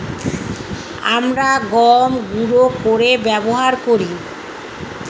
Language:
Bangla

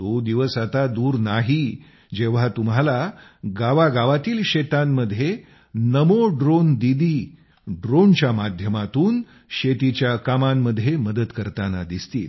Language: Marathi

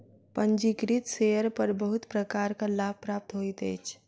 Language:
Maithili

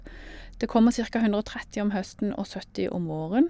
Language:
Norwegian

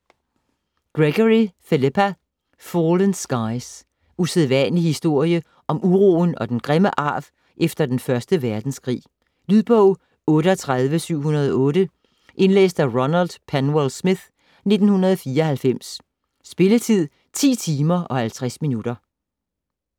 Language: Danish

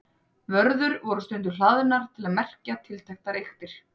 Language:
Icelandic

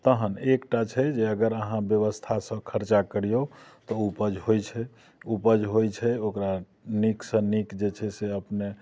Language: Maithili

